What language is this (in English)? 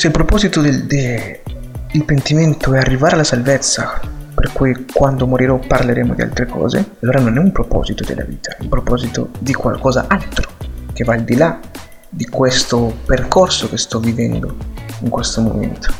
Italian